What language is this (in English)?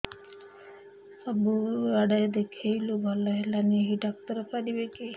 Odia